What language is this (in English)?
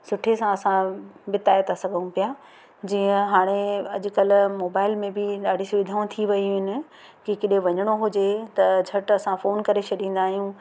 Sindhi